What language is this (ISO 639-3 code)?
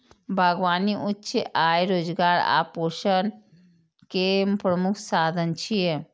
mai